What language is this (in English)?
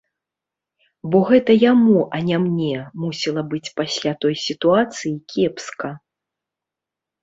Belarusian